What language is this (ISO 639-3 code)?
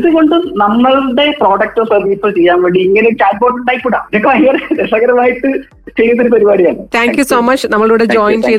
mal